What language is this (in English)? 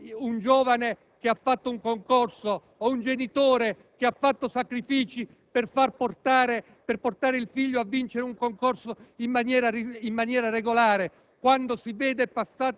Italian